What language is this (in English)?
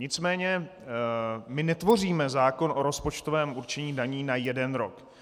Czech